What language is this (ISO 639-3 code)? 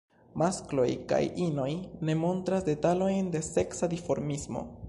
epo